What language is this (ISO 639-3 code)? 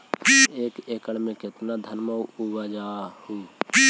mag